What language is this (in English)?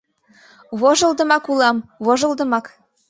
Mari